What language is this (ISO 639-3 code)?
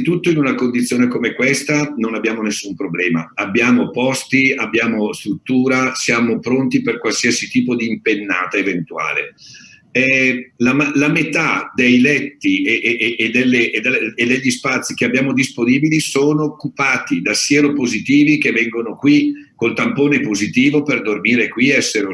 ita